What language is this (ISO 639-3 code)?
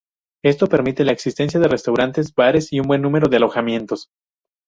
spa